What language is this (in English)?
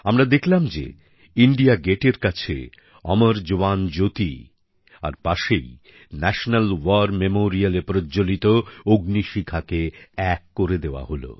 Bangla